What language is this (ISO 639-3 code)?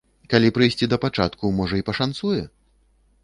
bel